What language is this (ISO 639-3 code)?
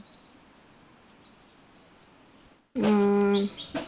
mal